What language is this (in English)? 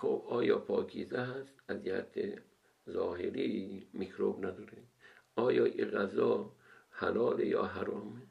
Persian